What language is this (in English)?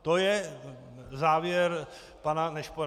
Czech